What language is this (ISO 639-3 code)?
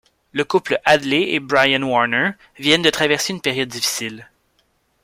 fra